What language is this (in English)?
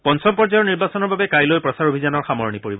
Assamese